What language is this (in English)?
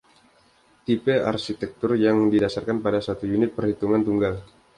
Indonesian